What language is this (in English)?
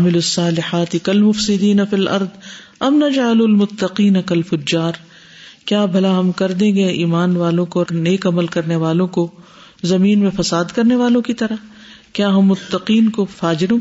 Urdu